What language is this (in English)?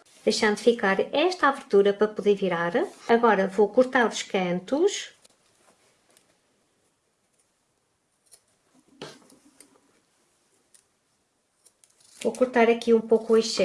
Portuguese